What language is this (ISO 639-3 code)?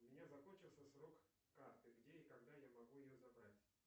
rus